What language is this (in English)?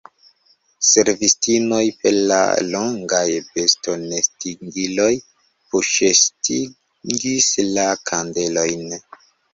Esperanto